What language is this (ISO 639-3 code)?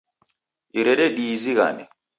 dav